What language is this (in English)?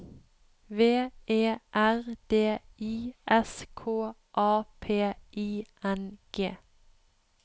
Norwegian